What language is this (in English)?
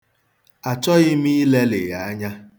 Igbo